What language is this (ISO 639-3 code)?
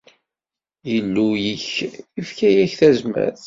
kab